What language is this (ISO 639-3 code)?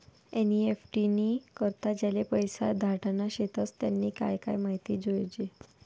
mar